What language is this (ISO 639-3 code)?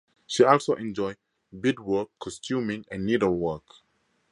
eng